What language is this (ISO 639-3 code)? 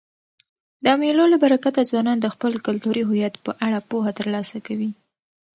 pus